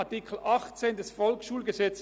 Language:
Swiss German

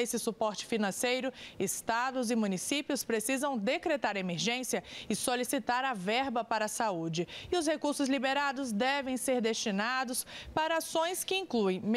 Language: Portuguese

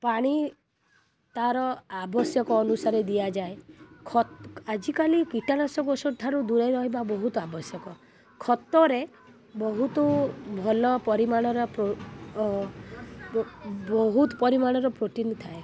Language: Odia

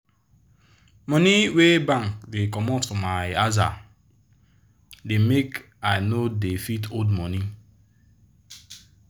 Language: Nigerian Pidgin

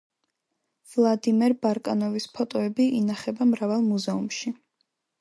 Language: Georgian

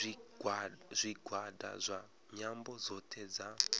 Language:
Venda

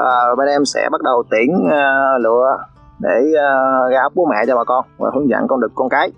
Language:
Vietnamese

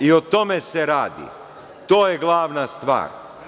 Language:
Serbian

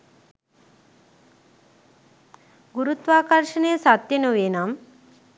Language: Sinhala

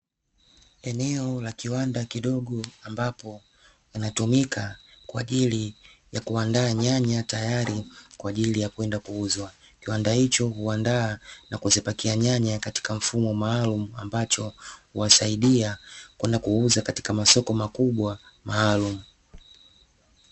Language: Swahili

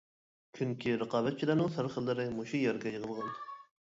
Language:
Uyghur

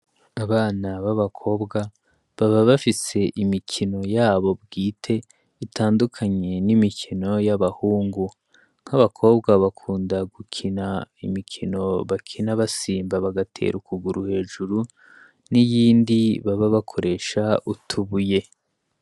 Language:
Rundi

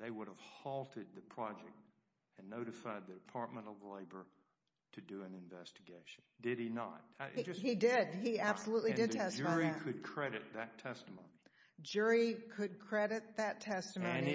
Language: English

